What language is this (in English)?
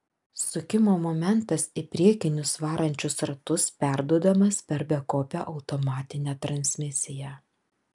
Lithuanian